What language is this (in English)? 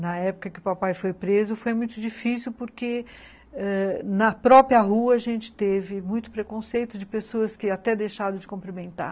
Portuguese